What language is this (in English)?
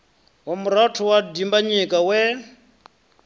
Venda